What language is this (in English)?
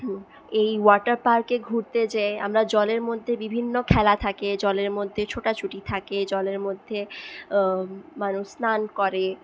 Bangla